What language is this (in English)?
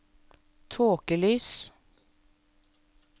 Norwegian